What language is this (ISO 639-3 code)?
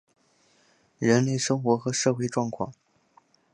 zho